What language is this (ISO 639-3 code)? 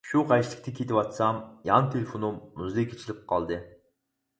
uig